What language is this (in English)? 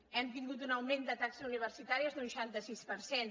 Catalan